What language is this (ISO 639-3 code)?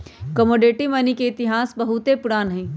mag